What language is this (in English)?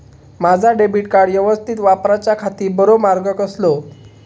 Marathi